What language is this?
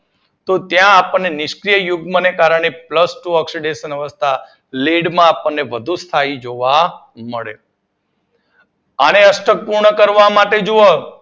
Gujarati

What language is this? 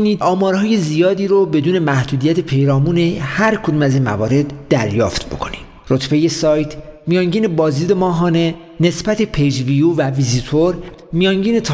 Persian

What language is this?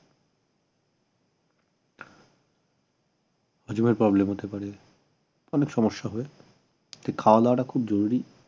Bangla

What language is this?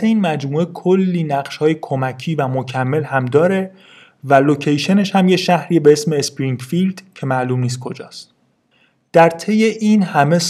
Persian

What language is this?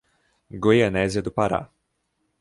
Portuguese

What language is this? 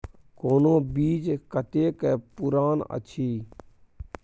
Maithili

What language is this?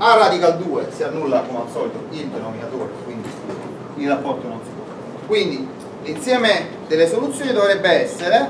Italian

